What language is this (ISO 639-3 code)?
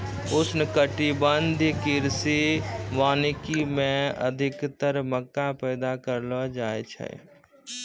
mai